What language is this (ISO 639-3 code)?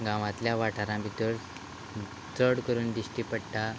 kok